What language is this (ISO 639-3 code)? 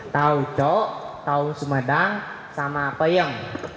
ind